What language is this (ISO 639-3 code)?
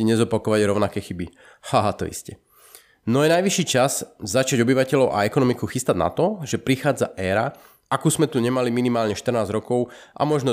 slk